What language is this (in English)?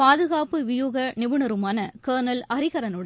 Tamil